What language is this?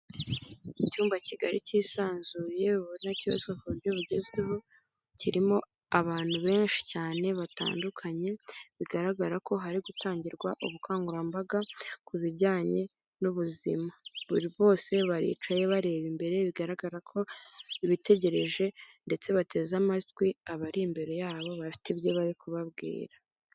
Kinyarwanda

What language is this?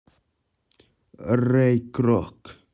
Russian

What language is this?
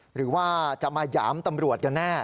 Thai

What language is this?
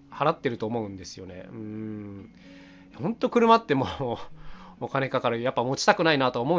Japanese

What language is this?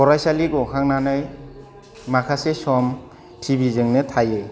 Bodo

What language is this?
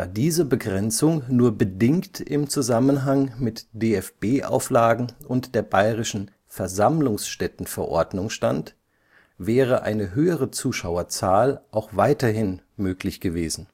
German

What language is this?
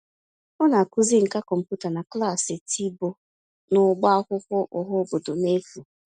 Igbo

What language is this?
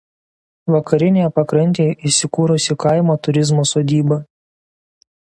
Lithuanian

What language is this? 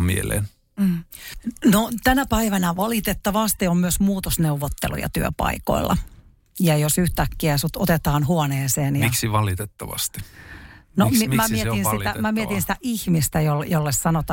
Finnish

